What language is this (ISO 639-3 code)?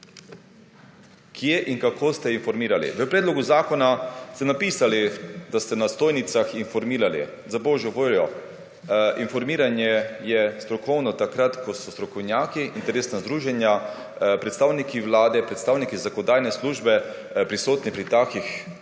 slv